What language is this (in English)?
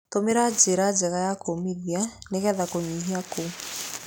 Kikuyu